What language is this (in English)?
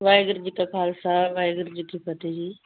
Punjabi